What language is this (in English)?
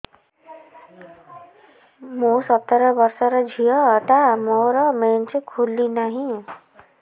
Odia